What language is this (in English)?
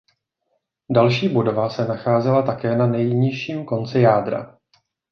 Czech